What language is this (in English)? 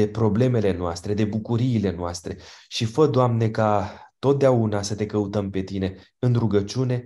Romanian